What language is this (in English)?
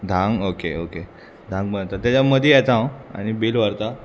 Konkani